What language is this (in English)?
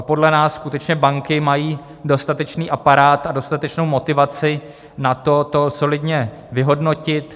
Czech